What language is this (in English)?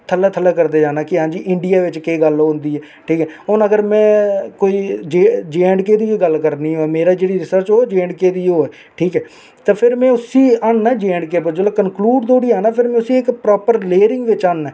Dogri